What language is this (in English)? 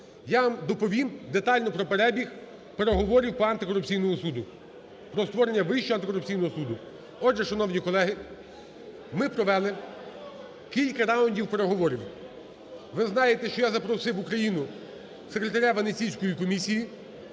Ukrainian